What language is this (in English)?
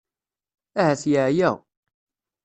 Kabyle